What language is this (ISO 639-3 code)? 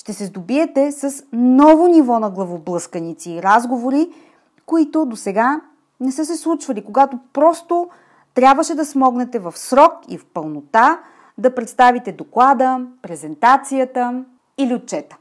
bul